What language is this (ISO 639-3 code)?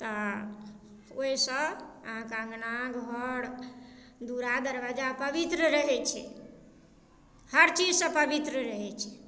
mai